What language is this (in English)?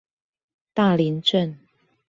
Chinese